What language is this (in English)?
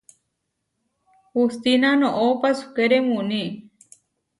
Huarijio